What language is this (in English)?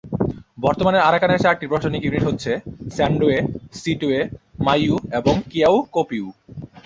Bangla